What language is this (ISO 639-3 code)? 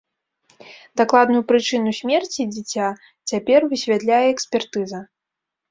bel